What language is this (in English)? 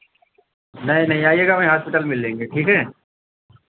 Hindi